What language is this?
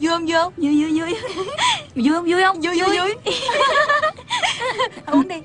Vietnamese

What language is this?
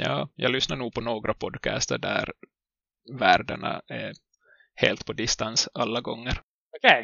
Swedish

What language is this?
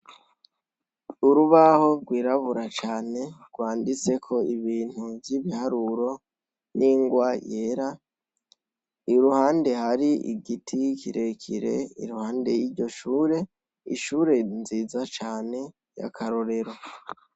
Rundi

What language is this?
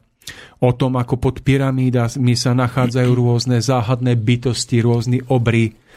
Slovak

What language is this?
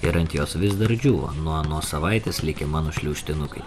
Lithuanian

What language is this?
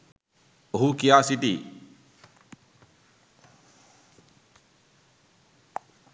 Sinhala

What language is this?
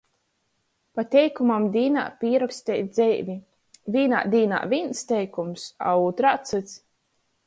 Latgalian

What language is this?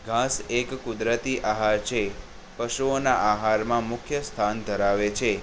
Gujarati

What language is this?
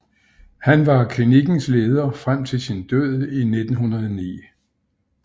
Danish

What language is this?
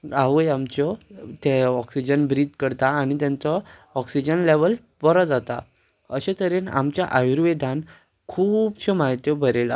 Konkani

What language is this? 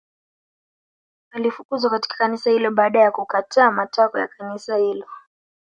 Swahili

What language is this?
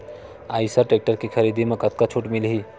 Chhattisgarhi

